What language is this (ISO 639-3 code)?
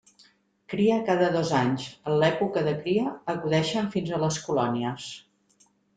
cat